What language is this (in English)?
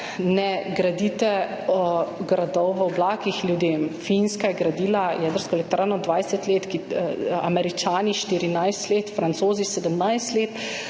Slovenian